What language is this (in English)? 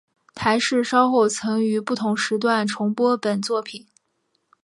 Chinese